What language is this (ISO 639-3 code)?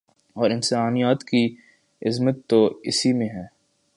urd